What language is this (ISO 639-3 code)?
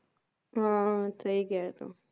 pan